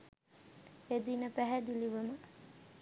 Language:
Sinhala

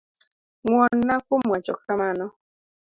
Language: Luo (Kenya and Tanzania)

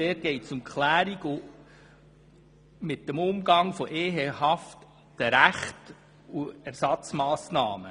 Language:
Swiss German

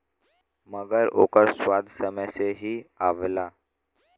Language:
Bhojpuri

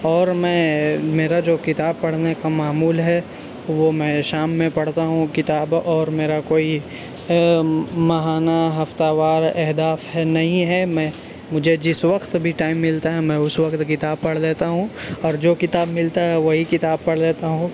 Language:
Urdu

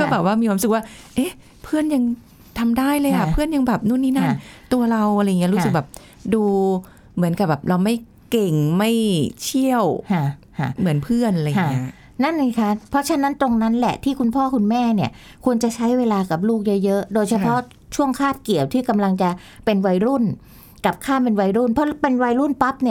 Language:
Thai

